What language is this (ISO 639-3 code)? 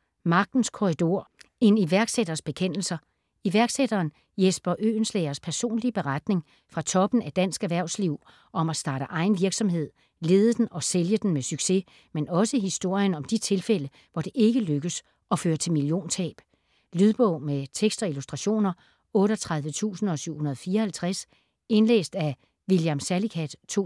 dan